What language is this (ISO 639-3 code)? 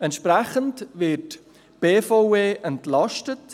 gsw